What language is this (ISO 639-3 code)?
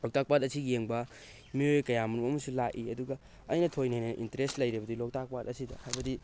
mni